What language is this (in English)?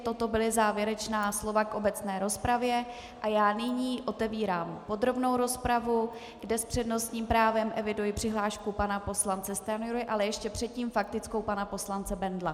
Czech